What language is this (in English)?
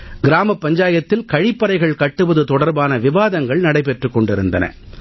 Tamil